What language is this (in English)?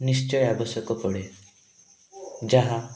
Odia